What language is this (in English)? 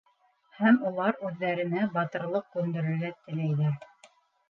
Bashkir